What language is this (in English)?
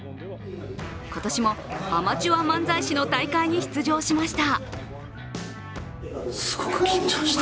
Japanese